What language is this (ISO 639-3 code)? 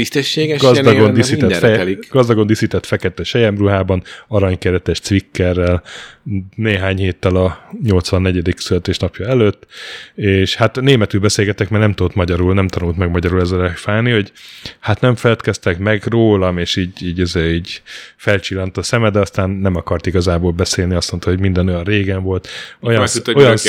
hun